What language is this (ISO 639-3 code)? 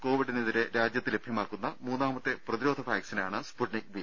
mal